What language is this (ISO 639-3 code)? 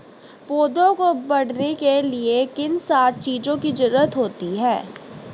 hin